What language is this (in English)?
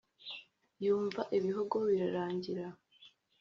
Kinyarwanda